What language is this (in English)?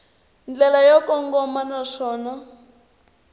Tsonga